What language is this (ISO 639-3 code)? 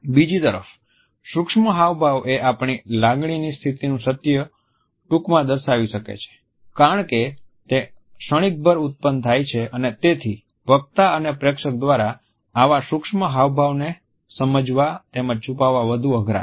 guj